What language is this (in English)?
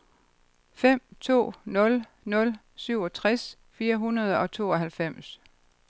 Danish